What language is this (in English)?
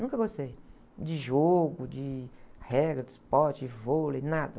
Portuguese